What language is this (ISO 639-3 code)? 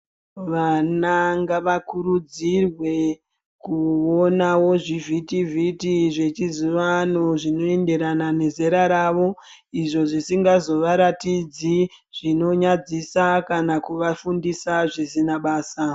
ndc